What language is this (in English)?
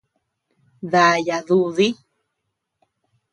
Tepeuxila Cuicatec